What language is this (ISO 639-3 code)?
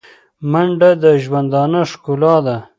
pus